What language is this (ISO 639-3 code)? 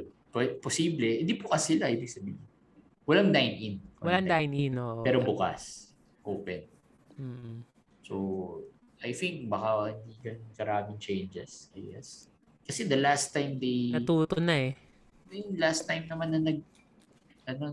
fil